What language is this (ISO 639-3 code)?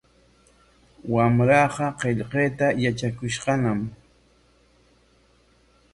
qwa